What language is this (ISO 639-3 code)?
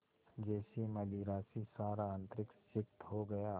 hin